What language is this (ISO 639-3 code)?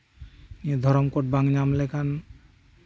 sat